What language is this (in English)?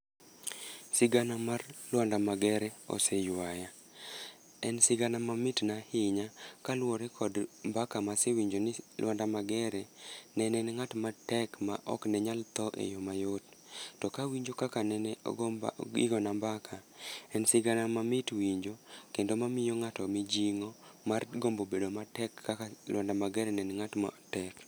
Luo (Kenya and Tanzania)